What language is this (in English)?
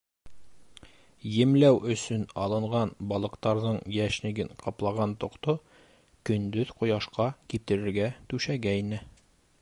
Bashkir